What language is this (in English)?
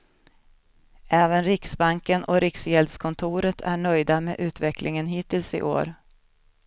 Swedish